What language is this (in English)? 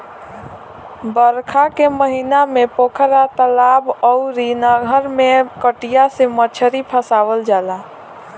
Bhojpuri